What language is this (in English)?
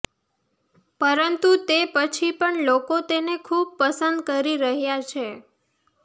Gujarati